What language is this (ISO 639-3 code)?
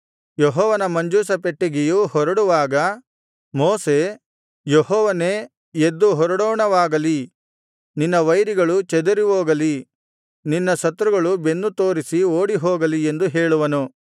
kan